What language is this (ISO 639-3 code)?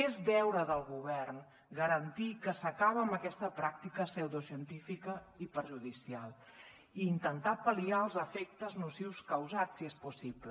cat